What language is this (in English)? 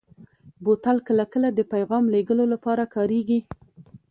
Pashto